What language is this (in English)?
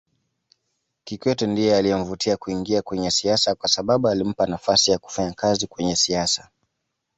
Swahili